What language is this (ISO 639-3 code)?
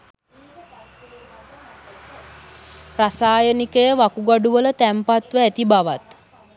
sin